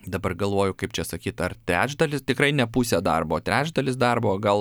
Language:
Lithuanian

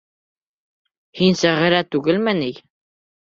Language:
Bashkir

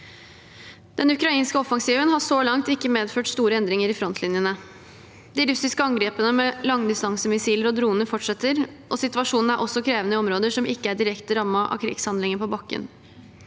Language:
Norwegian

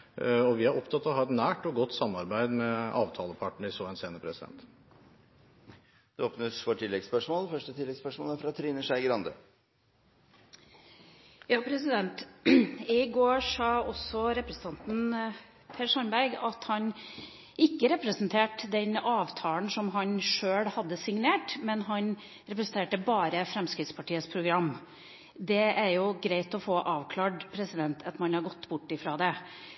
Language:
Norwegian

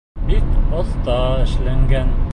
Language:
Bashkir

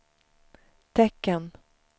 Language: Swedish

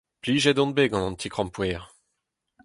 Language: Breton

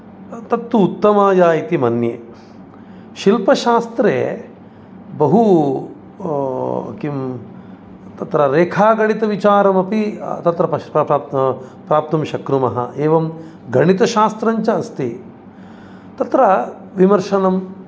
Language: Sanskrit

